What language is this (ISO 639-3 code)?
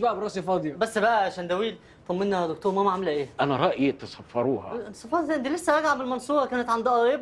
ara